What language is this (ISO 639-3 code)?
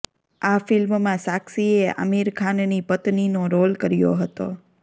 guj